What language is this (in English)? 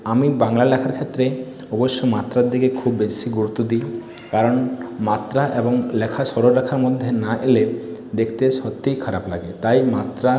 Bangla